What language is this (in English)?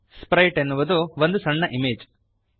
Kannada